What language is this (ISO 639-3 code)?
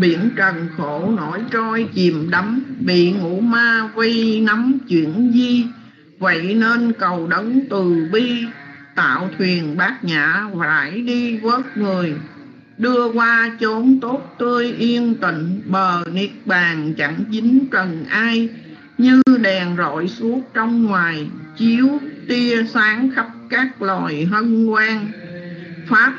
vie